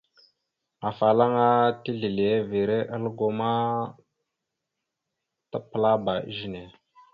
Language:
Mada (Cameroon)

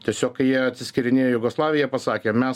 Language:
Lithuanian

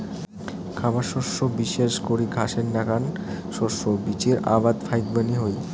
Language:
Bangla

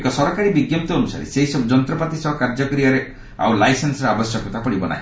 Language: Odia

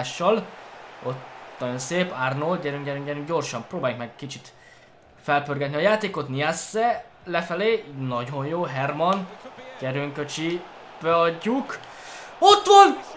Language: Hungarian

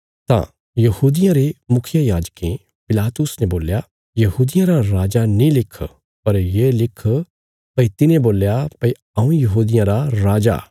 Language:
Bilaspuri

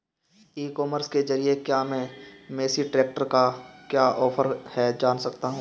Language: Hindi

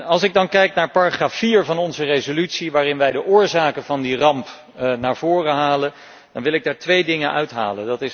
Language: Dutch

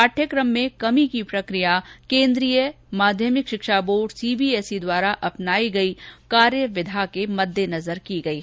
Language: Hindi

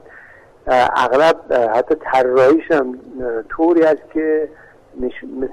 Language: Persian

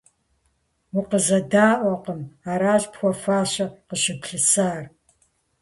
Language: Kabardian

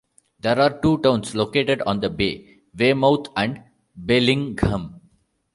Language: English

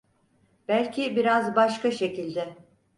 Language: Turkish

